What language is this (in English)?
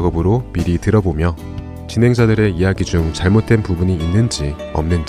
Korean